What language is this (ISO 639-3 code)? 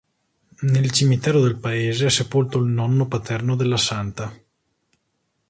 ita